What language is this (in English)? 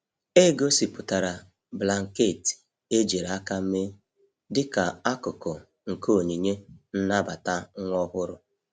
Igbo